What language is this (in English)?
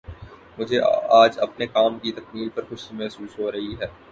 Urdu